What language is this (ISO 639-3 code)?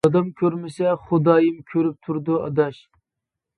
uig